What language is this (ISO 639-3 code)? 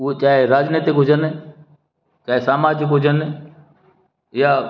snd